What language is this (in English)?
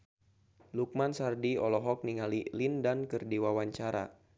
Sundanese